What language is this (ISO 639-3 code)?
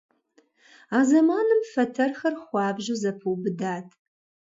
kbd